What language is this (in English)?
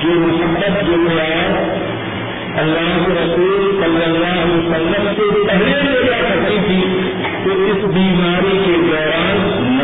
Urdu